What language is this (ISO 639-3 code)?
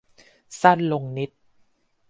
tha